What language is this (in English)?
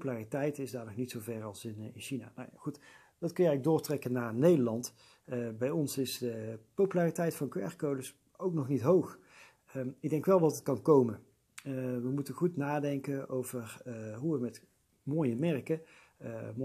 Dutch